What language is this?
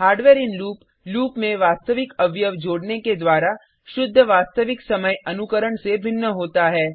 Hindi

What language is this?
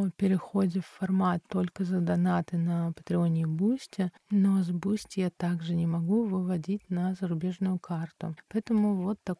Russian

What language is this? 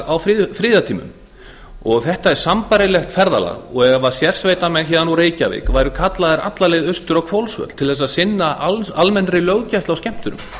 Icelandic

